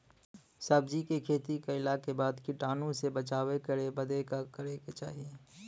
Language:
Bhojpuri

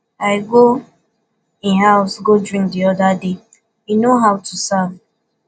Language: Nigerian Pidgin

